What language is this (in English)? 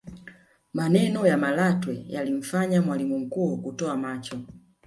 Swahili